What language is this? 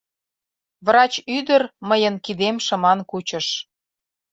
Mari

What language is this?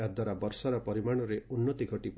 Odia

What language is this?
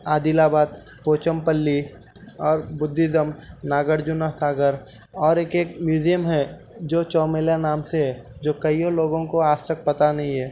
Urdu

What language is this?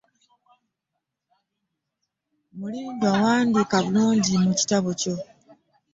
Ganda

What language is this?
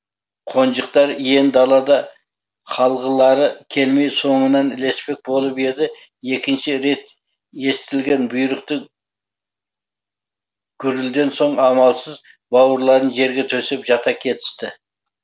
Kazakh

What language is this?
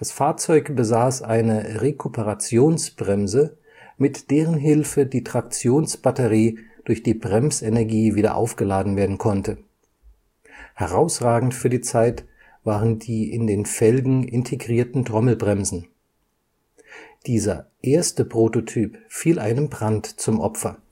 German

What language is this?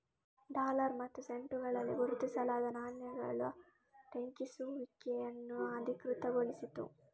Kannada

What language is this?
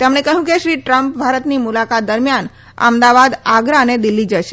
Gujarati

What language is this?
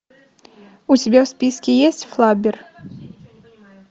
Russian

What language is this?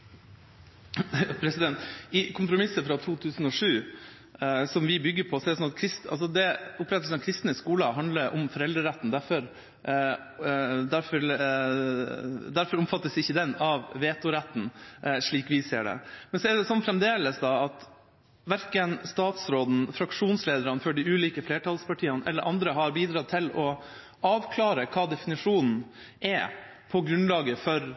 Norwegian Bokmål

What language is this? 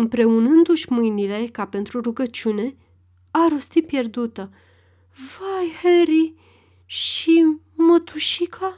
Romanian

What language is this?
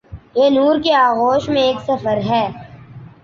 Urdu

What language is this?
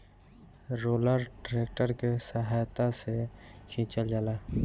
Bhojpuri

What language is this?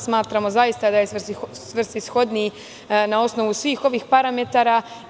Serbian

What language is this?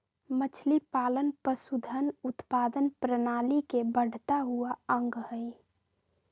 Magahi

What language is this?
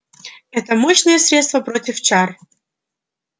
Russian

